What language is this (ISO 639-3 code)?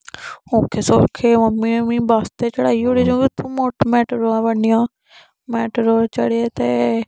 doi